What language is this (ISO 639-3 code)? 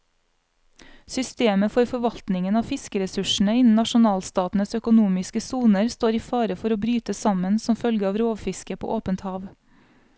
nor